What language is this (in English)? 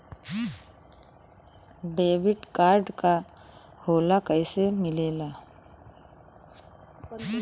Bhojpuri